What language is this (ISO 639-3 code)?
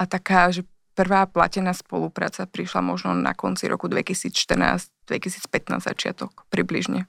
slk